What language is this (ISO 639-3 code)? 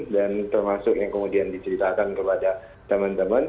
ind